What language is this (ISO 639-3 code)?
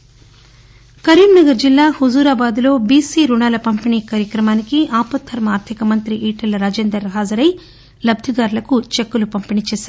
tel